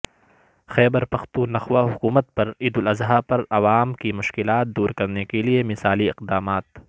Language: Urdu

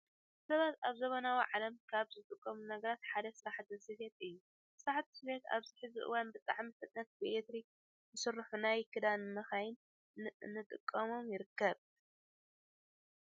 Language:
Tigrinya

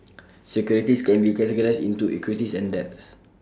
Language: English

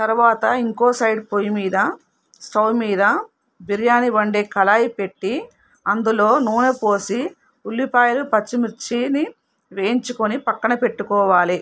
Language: Telugu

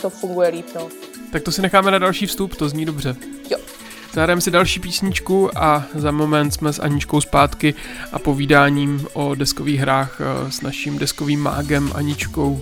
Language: Czech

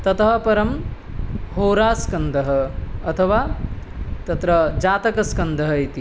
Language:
Sanskrit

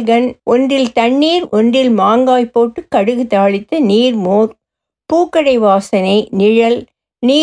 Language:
Tamil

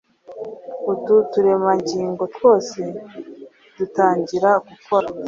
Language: Kinyarwanda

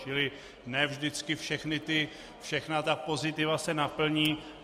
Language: Czech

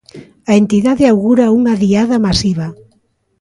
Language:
Galician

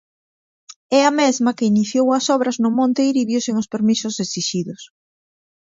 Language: Galician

